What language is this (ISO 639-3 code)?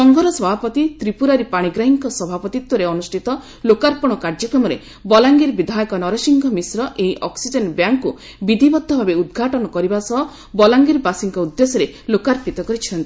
ori